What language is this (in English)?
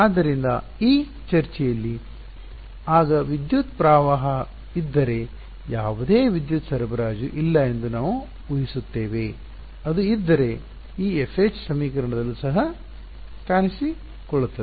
Kannada